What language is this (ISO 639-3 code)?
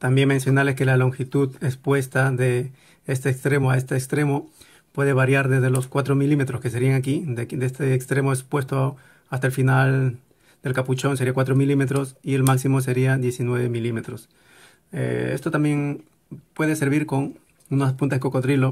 spa